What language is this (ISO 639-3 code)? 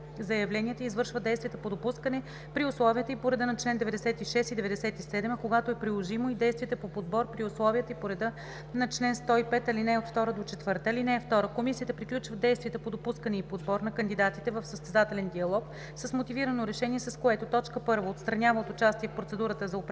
bul